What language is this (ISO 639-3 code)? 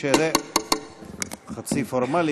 heb